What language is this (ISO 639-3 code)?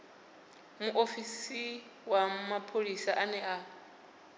ven